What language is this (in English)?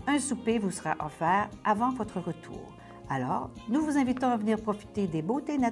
French